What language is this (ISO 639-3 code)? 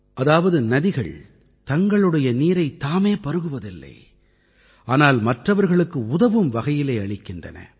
tam